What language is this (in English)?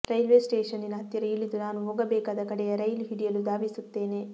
Kannada